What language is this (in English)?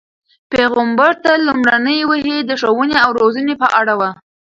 Pashto